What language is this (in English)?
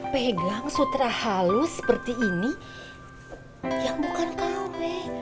Indonesian